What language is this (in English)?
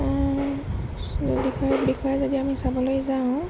Assamese